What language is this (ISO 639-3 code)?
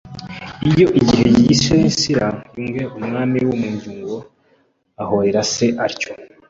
kin